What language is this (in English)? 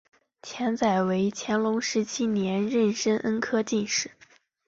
Chinese